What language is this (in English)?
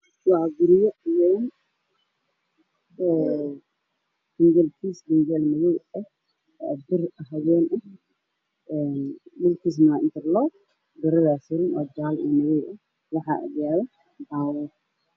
Somali